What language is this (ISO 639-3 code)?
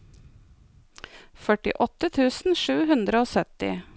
nor